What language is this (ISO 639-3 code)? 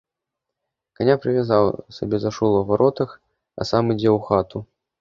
bel